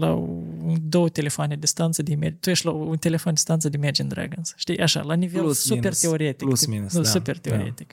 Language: Romanian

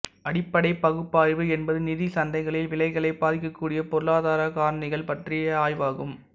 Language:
Tamil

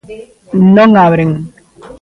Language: Galician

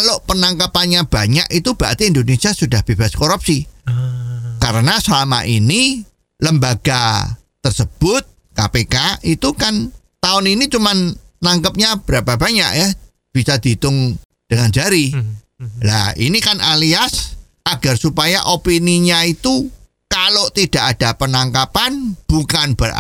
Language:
Indonesian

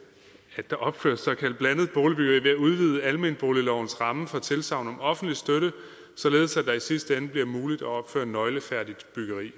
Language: Danish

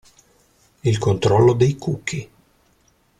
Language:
Italian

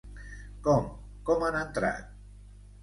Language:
Catalan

